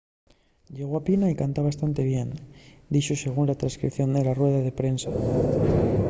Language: Asturian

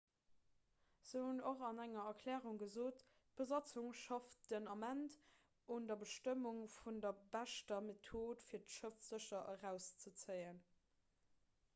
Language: Luxembourgish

